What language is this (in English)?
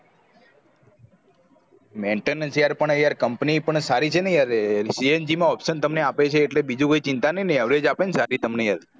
Gujarati